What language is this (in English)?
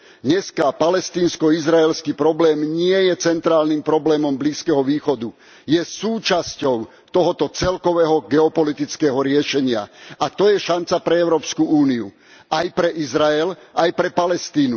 Slovak